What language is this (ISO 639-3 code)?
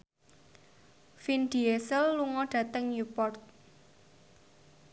jav